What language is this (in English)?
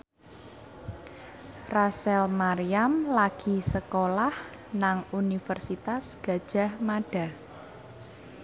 Javanese